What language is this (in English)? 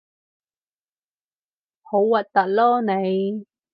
Cantonese